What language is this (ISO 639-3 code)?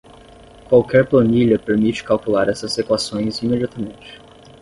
por